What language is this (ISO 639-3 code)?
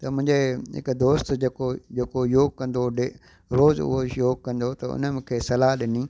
snd